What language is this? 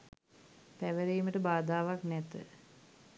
Sinhala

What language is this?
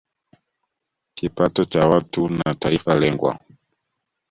Swahili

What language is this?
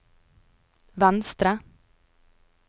Norwegian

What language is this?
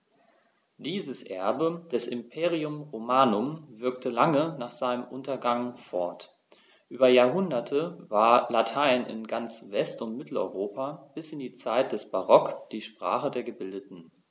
German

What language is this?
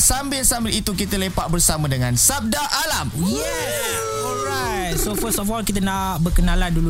Malay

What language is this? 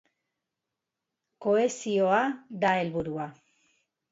Basque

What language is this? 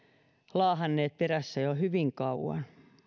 Finnish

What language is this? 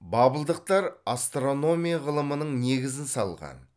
Kazakh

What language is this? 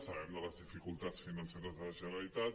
Catalan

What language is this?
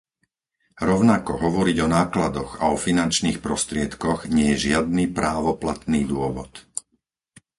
Slovak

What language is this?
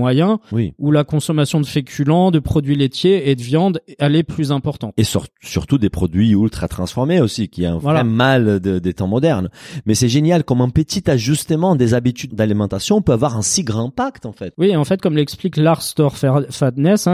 French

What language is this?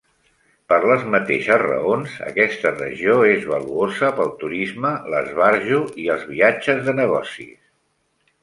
Catalan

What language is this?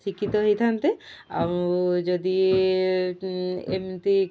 Odia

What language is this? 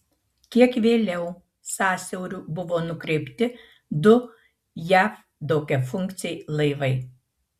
Lithuanian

